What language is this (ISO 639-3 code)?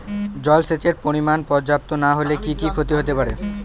ben